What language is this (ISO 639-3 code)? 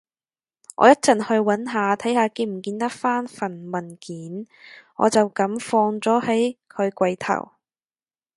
yue